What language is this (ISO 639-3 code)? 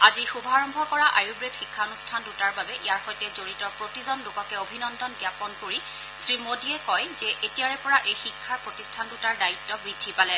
asm